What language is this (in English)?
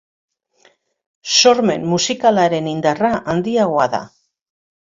Basque